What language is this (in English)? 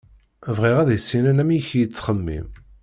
Kabyle